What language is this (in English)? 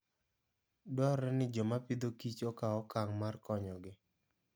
Luo (Kenya and Tanzania)